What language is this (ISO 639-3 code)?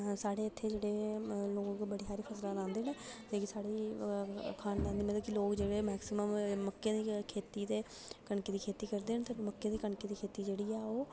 doi